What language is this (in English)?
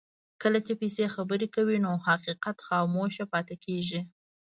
Pashto